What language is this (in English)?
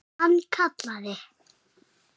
Icelandic